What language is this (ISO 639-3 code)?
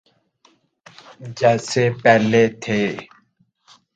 urd